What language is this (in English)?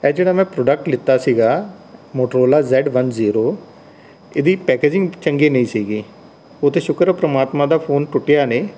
Punjabi